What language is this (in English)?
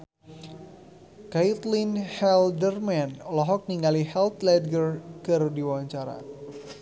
Sundanese